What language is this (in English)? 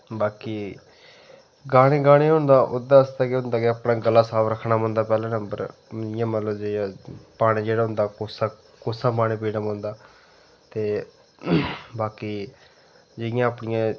Dogri